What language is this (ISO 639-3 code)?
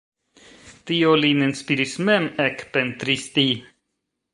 epo